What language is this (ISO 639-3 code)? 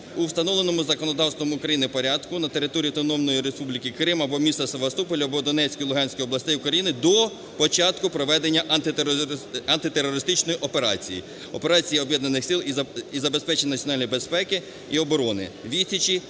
ukr